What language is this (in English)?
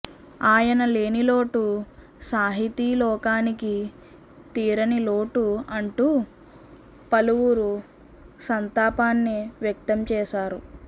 Telugu